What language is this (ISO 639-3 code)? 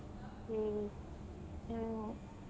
kan